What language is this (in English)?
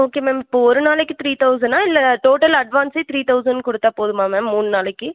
Tamil